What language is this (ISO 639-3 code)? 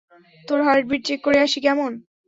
ben